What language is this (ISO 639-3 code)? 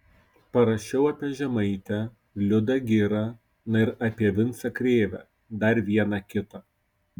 lit